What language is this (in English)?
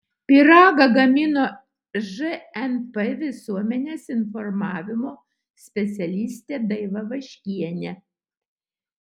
Lithuanian